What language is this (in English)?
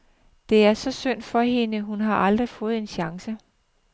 Danish